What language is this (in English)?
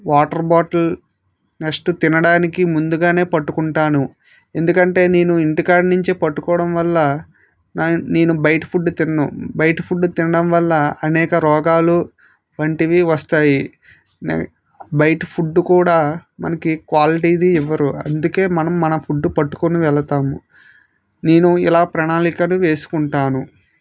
Telugu